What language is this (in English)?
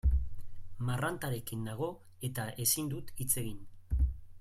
Basque